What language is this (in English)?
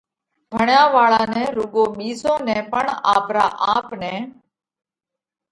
Parkari Koli